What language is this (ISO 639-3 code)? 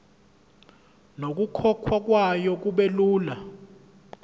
zul